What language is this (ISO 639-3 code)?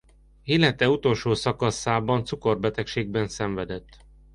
hun